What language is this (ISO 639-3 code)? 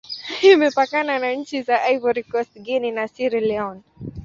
swa